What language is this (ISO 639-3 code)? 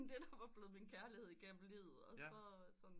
dan